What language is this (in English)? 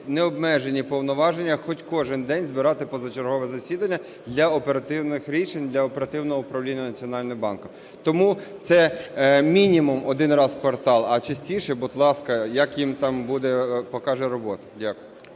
Ukrainian